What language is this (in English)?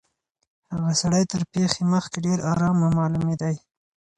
Pashto